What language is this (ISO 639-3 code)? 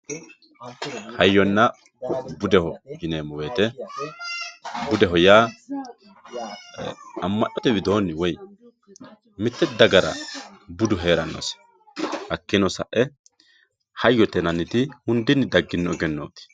sid